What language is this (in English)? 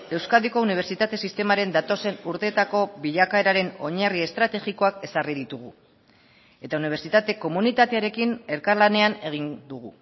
Basque